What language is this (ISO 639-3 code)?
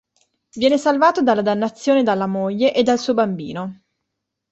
ita